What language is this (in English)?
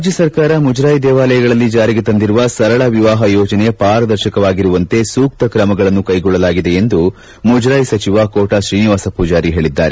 Kannada